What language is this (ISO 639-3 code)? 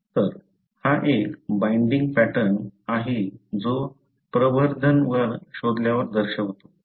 mar